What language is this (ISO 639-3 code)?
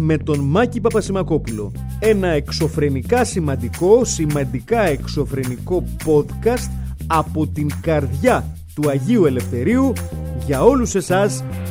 ell